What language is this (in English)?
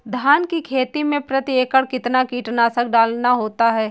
Hindi